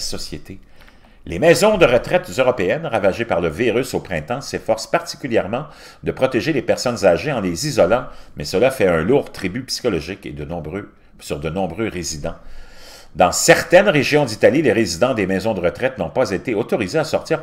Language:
French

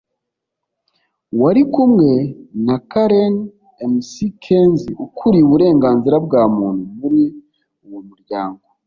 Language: Kinyarwanda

